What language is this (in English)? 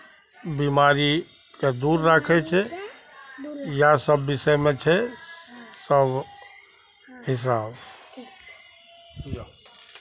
Maithili